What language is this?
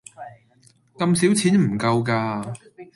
Cantonese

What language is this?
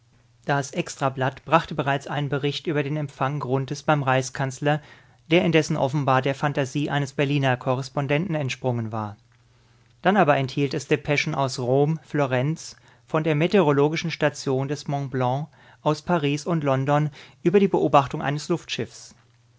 German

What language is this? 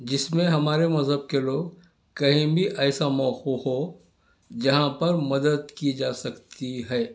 Urdu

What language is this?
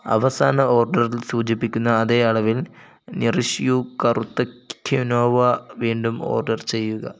Malayalam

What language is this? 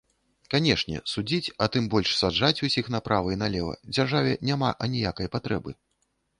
Belarusian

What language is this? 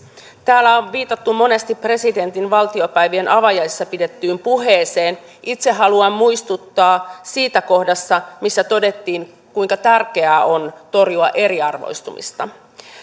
Finnish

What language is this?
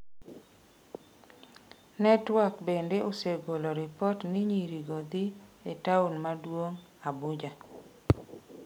Luo (Kenya and Tanzania)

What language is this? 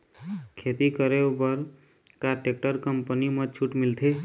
Chhattisgarhi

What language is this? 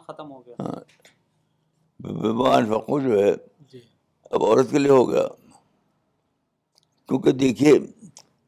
Urdu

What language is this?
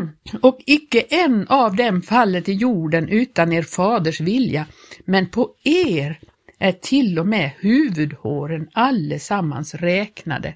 Swedish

